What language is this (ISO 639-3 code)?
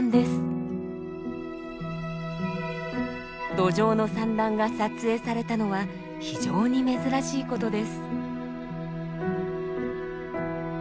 jpn